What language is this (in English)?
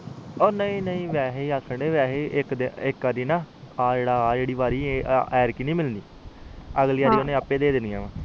Punjabi